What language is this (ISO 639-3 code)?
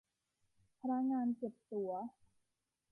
tha